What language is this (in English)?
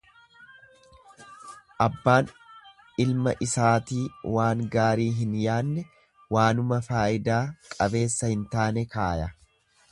Oromo